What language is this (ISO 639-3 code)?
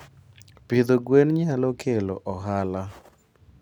luo